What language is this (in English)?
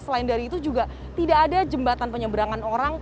Indonesian